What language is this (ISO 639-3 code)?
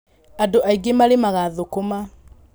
kik